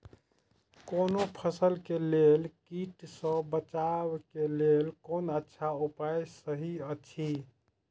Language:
Maithili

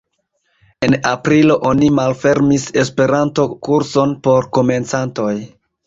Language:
Esperanto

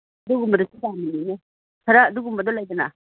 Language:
Manipuri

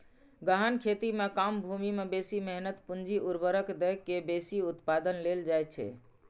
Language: Maithili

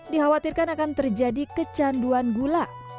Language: Indonesian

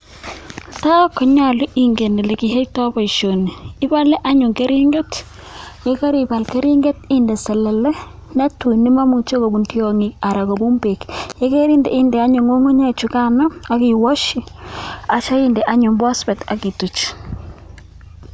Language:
Kalenjin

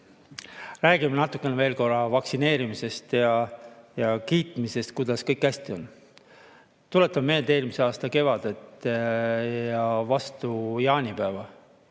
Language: Estonian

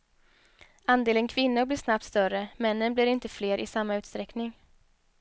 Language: Swedish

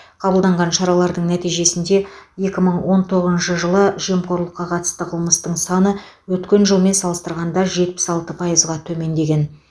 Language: Kazakh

